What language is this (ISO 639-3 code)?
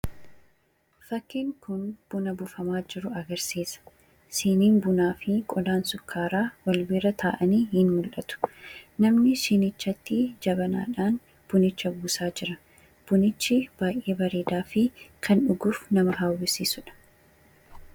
orm